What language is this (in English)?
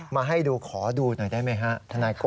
Thai